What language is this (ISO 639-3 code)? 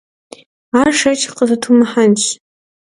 kbd